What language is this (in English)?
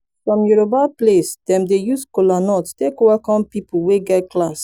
Nigerian Pidgin